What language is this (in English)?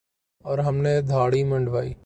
Urdu